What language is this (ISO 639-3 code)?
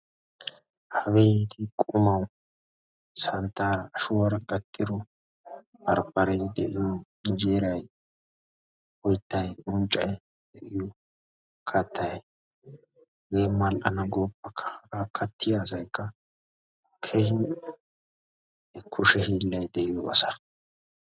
wal